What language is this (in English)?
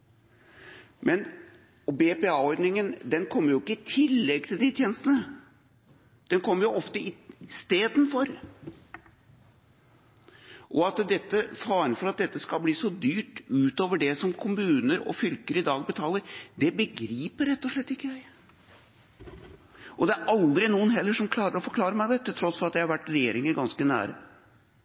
Norwegian Bokmål